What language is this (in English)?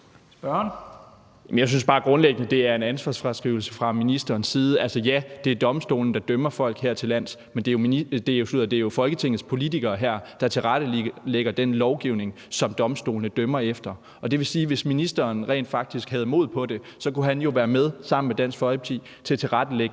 Danish